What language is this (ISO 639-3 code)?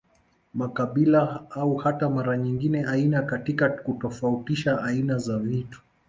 swa